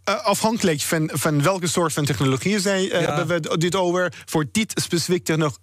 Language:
Dutch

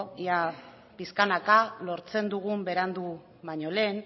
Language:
Basque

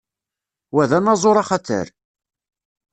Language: Kabyle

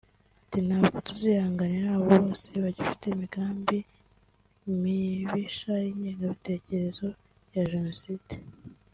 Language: Kinyarwanda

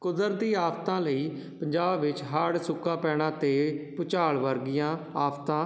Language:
Punjabi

